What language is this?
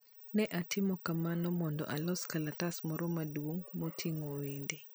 Luo (Kenya and Tanzania)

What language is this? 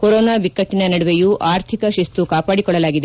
Kannada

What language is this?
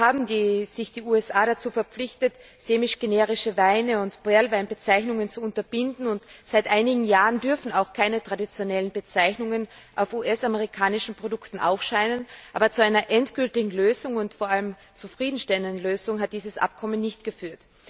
German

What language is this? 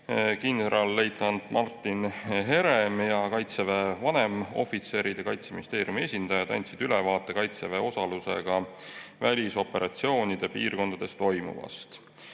Estonian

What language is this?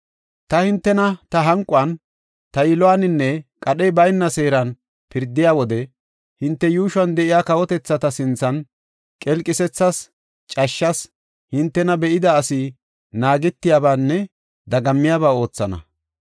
Gofa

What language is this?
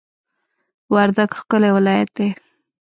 Pashto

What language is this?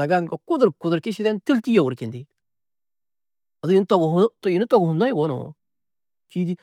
Tedaga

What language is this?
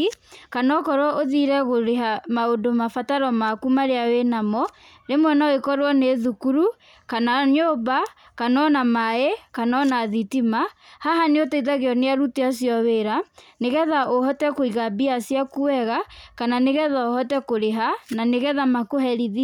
Kikuyu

